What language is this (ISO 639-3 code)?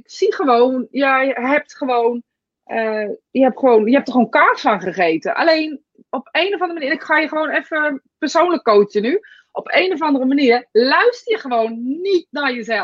nld